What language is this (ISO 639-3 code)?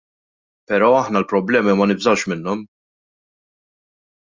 mlt